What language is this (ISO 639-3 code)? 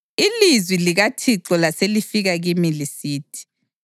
nde